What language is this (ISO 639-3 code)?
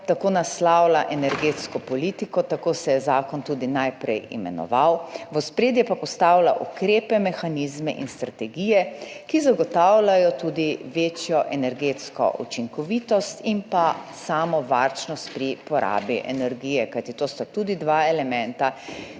slv